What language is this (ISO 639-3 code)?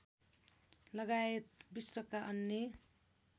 nep